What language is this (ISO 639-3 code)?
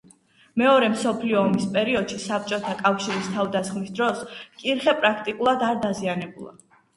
kat